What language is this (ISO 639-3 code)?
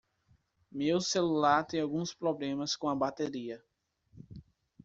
por